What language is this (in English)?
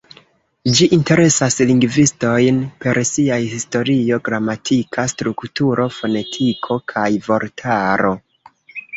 Esperanto